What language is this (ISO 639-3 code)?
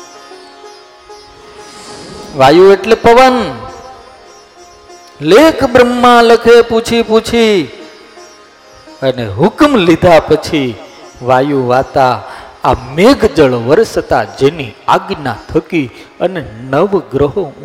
guj